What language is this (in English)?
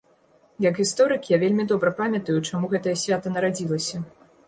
Belarusian